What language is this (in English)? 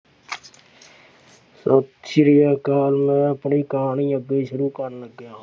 Punjabi